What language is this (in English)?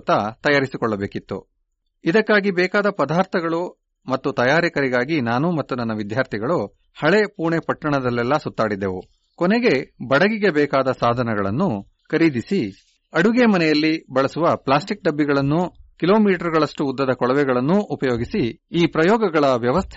Kannada